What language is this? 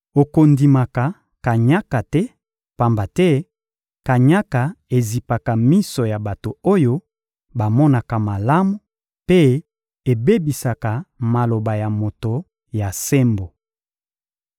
Lingala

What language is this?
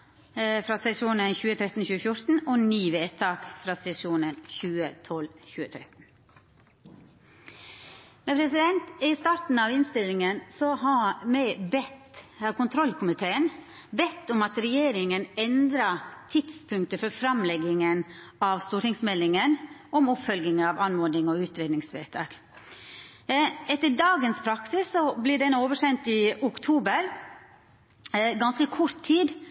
Norwegian Nynorsk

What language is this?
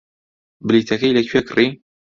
Central Kurdish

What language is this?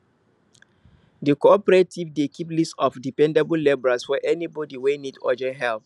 Nigerian Pidgin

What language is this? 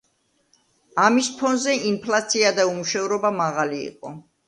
Georgian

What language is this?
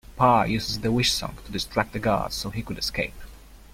English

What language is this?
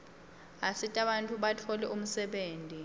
Swati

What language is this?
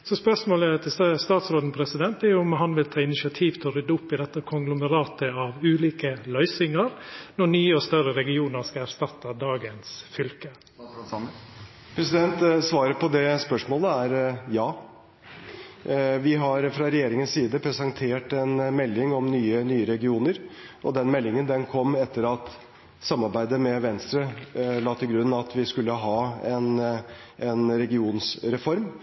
Norwegian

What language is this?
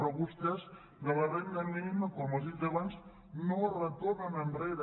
Catalan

